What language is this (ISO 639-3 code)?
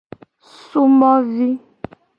gej